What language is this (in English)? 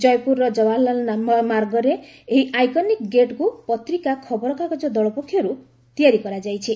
Odia